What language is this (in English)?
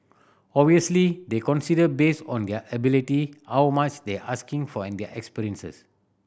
English